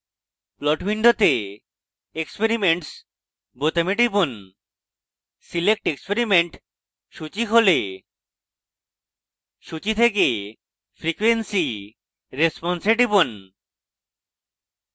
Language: Bangla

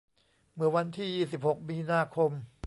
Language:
Thai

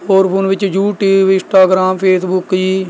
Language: Punjabi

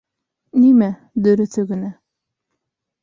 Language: Bashkir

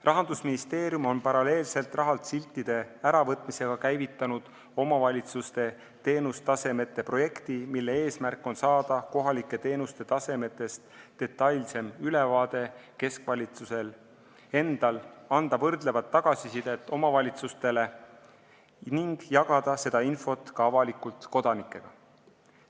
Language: Estonian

